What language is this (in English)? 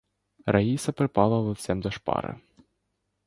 Ukrainian